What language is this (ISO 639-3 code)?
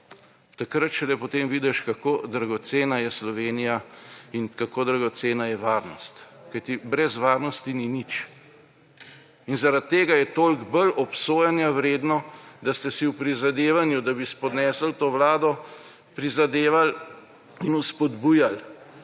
slv